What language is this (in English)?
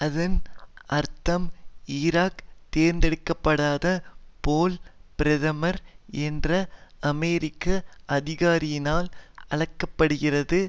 Tamil